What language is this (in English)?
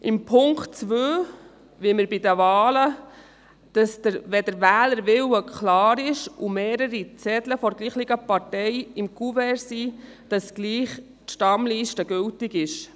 Swiss German